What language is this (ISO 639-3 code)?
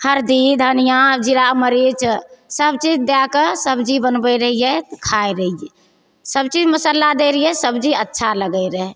mai